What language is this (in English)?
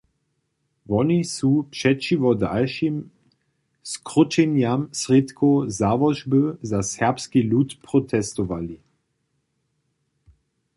Upper Sorbian